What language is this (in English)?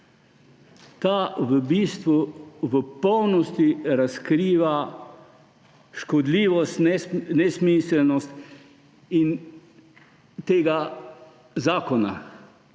Slovenian